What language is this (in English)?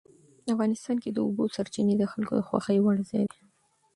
Pashto